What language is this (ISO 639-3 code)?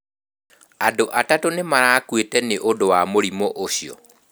kik